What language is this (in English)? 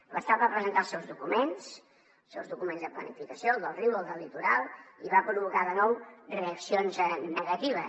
Catalan